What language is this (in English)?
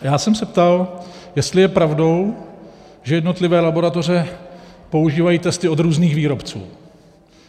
Czech